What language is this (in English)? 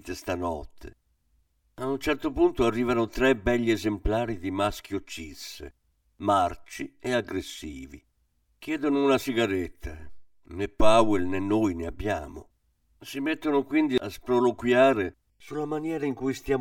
Italian